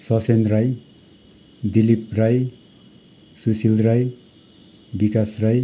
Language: Nepali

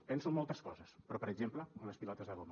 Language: Catalan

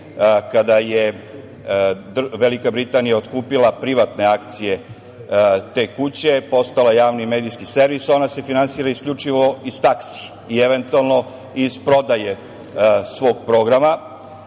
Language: Serbian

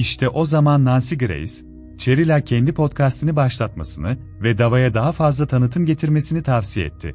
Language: Turkish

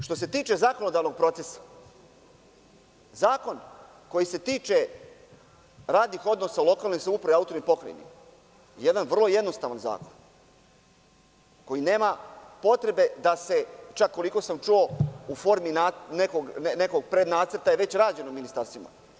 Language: Serbian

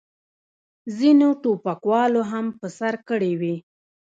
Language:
Pashto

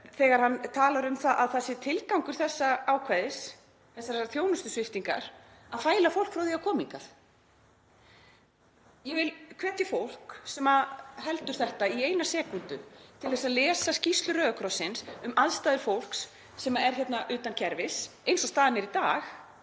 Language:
Icelandic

